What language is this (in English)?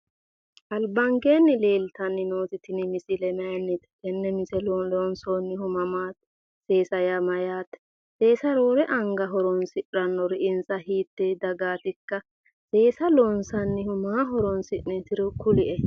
Sidamo